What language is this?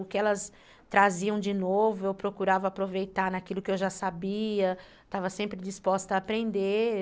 Portuguese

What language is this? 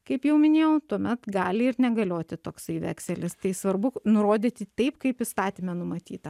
Lithuanian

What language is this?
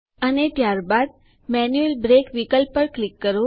Gujarati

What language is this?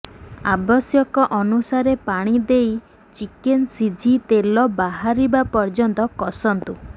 Odia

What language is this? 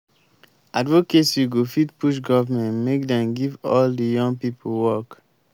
Nigerian Pidgin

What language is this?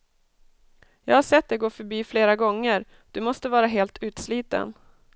Swedish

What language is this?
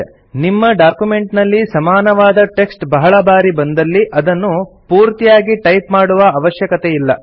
Kannada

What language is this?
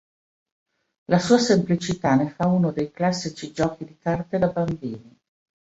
Italian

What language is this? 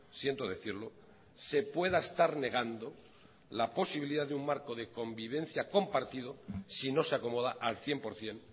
Spanish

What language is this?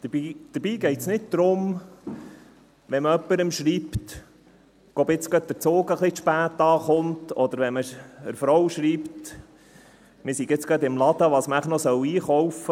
Swiss German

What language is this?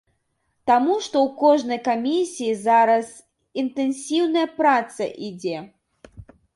Belarusian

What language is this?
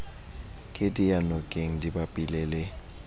Southern Sotho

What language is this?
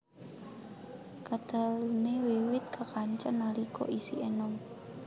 Javanese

